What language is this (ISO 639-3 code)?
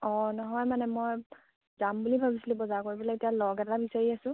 asm